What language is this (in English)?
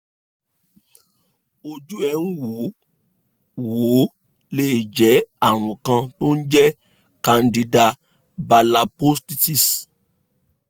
Yoruba